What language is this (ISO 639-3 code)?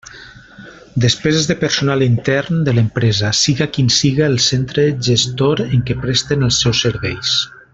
cat